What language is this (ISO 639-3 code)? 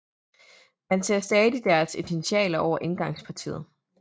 dan